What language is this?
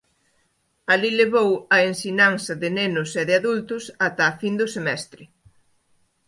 Galician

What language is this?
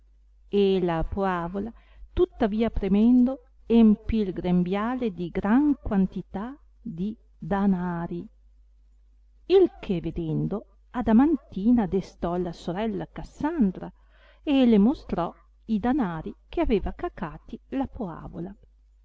Italian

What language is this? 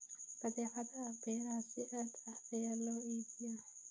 Somali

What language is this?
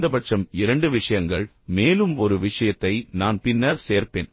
Tamil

